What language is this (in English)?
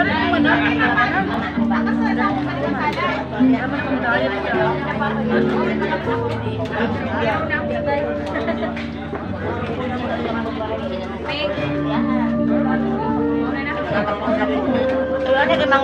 Indonesian